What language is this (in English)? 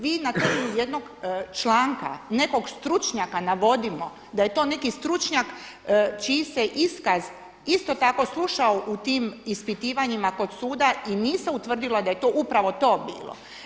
Croatian